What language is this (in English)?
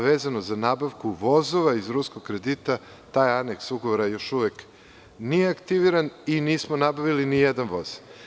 Serbian